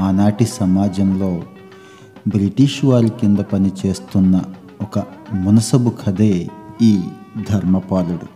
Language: Telugu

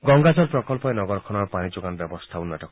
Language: Assamese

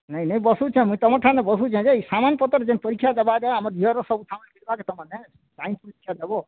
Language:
Odia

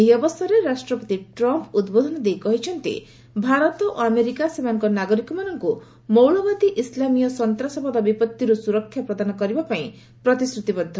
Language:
Odia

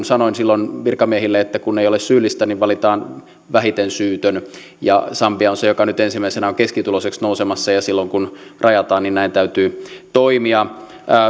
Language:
Finnish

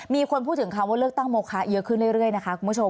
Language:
Thai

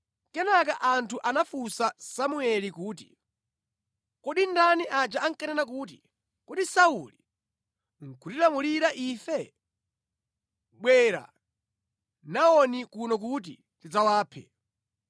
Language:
Nyanja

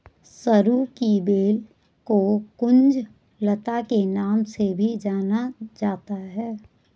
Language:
Hindi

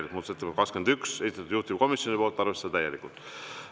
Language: Estonian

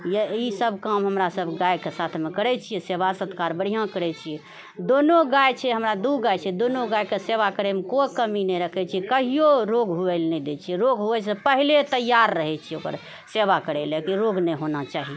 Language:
Maithili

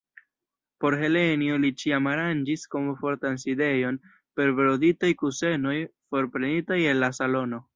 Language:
Esperanto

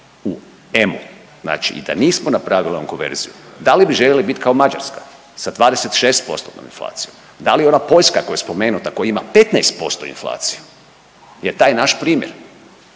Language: Croatian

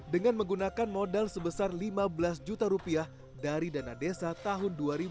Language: Indonesian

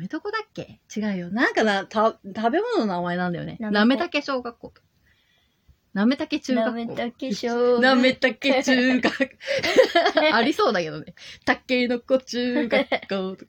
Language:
Japanese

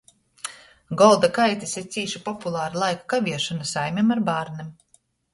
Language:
Latgalian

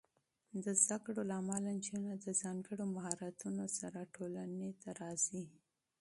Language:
Pashto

